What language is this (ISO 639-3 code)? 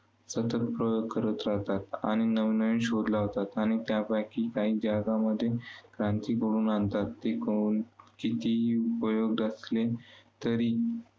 mar